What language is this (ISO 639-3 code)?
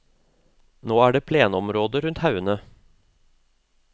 nor